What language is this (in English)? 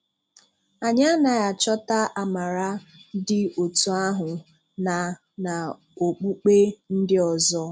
Igbo